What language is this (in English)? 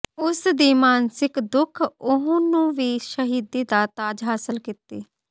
Punjabi